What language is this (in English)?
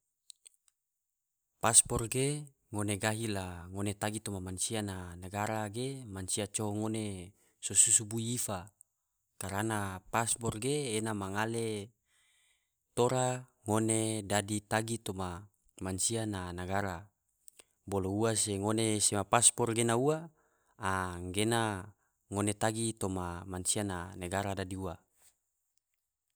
Tidore